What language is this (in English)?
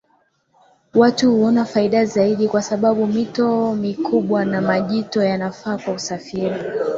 Swahili